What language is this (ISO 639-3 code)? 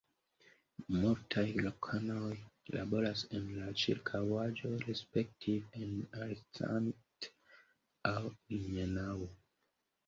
epo